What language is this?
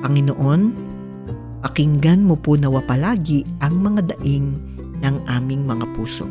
Filipino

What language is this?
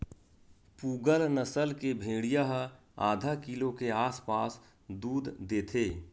Chhattisgarhi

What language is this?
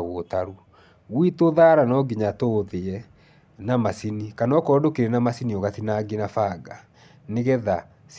Kikuyu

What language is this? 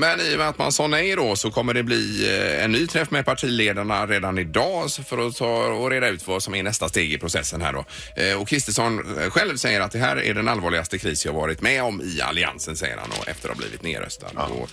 Swedish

